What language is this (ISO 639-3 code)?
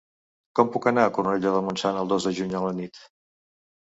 cat